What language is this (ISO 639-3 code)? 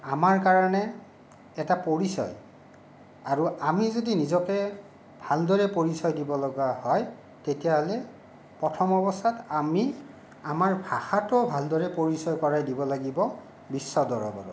asm